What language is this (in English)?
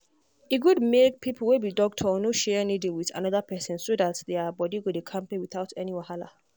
Nigerian Pidgin